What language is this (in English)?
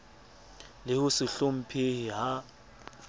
Southern Sotho